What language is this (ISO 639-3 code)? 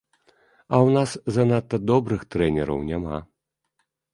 bel